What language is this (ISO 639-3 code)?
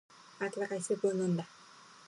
jpn